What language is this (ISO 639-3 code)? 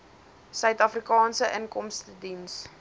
afr